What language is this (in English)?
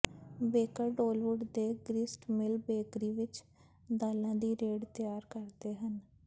Punjabi